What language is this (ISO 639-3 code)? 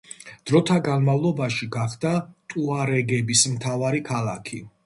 kat